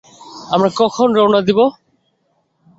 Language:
Bangla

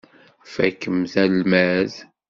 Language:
Kabyle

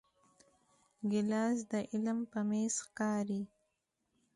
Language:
Pashto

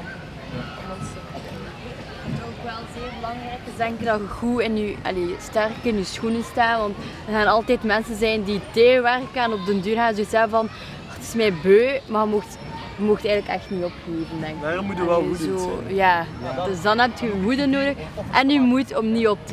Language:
Dutch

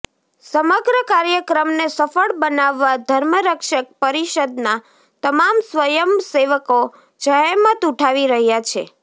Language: Gujarati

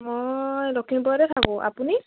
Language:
Assamese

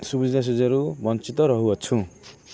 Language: Odia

